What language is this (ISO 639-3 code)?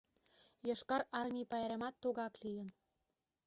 chm